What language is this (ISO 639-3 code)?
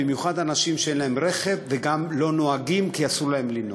heb